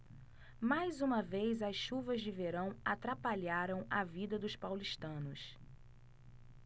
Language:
Portuguese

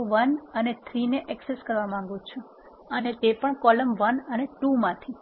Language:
Gujarati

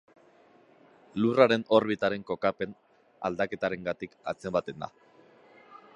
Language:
Basque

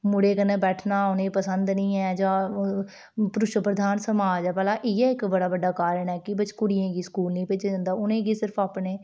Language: Dogri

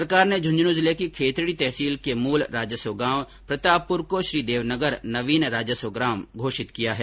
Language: Hindi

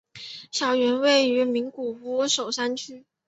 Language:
Chinese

